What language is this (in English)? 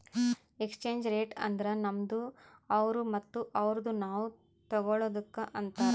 Kannada